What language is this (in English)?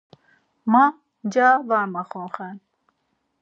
Laz